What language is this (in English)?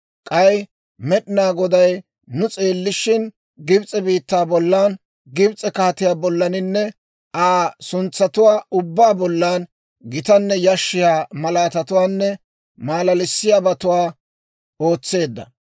Dawro